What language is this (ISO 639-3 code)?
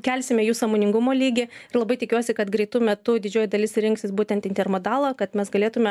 lit